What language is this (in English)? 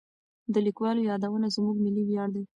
Pashto